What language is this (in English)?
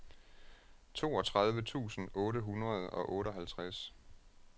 Danish